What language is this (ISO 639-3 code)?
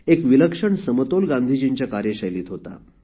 mar